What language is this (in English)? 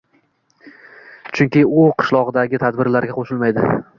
Uzbek